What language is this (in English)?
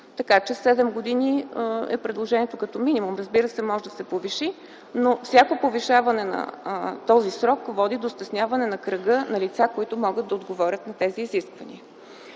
Bulgarian